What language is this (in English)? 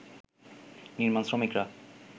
Bangla